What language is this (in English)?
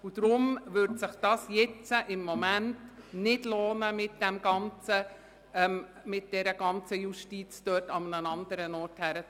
Swiss German